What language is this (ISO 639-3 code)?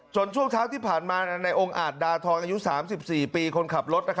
tha